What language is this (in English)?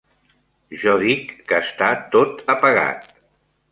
Catalan